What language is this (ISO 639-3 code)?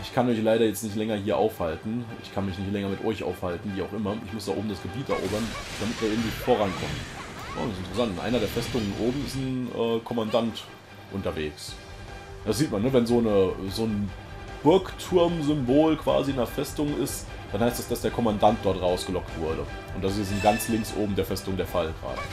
deu